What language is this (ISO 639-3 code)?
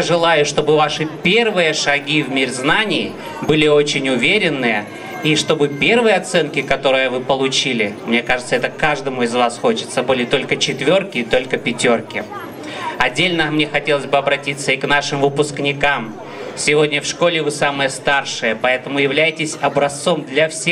rus